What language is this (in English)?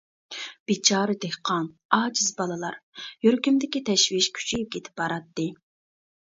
Uyghur